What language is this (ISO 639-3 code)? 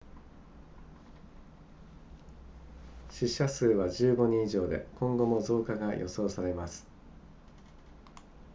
jpn